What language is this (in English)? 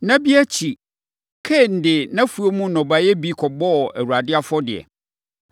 Akan